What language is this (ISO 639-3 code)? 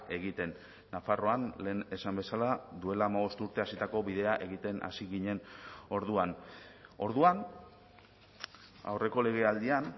eus